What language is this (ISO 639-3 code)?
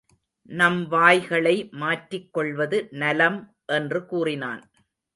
tam